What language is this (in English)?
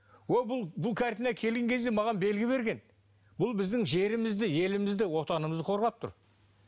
Kazakh